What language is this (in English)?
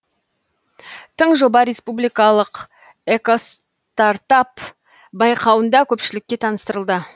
Kazakh